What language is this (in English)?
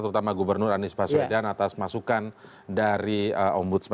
Indonesian